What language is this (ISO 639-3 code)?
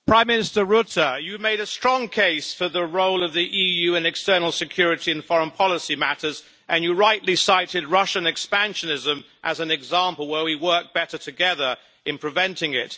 eng